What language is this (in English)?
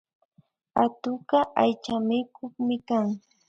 Imbabura Highland Quichua